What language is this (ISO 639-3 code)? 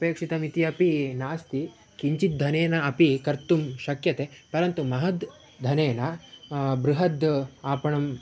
san